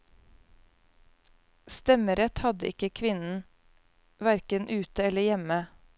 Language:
Norwegian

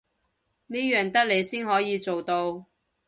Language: Cantonese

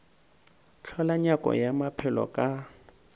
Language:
Northern Sotho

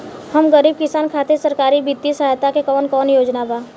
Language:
Bhojpuri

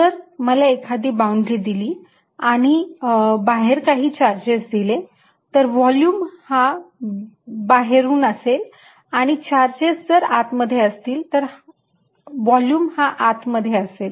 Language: Marathi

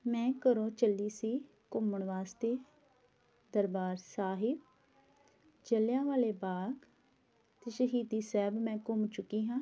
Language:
Punjabi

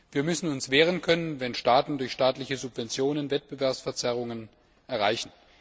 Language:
German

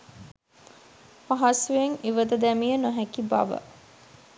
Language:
Sinhala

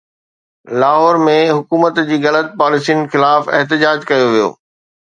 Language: Sindhi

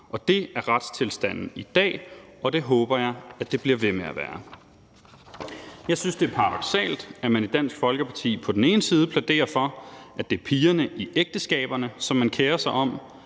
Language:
Danish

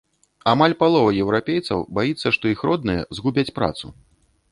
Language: Belarusian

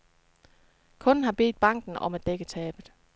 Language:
Danish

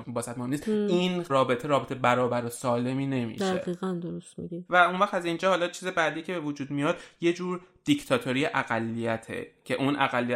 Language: Persian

